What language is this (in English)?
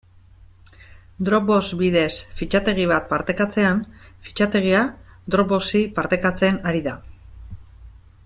Basque